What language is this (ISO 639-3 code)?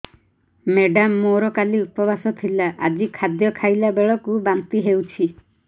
ori